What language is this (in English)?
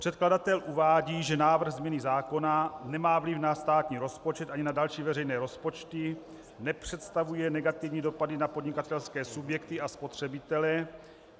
Czech